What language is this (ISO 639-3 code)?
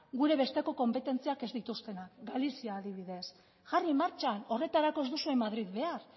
eus